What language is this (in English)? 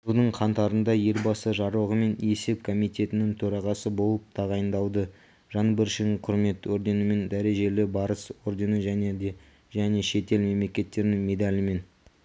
Kazakh